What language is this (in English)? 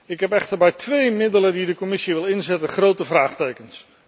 Dutch